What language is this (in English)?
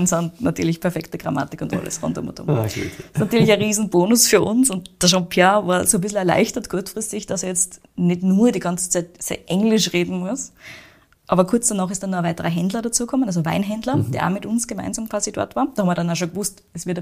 German